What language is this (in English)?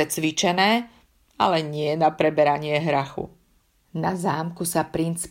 Slovak